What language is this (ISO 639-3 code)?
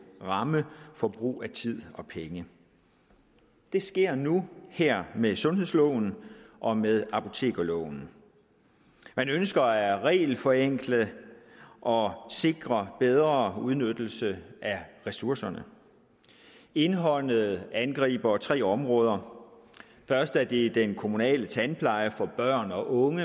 dan